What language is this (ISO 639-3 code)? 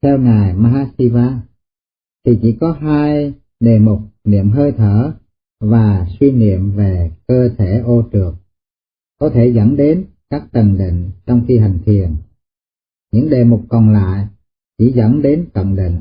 vie